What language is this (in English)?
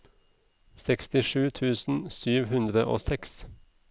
Norwegian